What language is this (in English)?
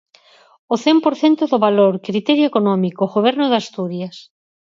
Galician